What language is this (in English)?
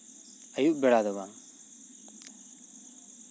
Santali